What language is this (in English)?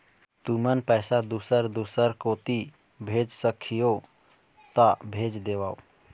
Chhattisgarhi